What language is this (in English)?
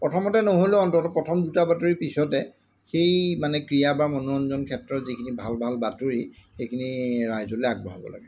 Assamese